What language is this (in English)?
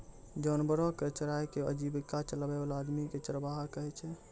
Maithili